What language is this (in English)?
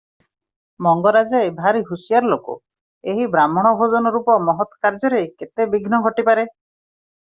Odia